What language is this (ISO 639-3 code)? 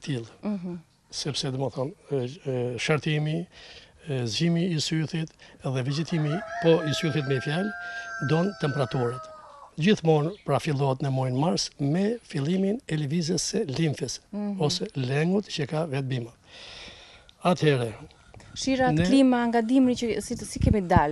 ron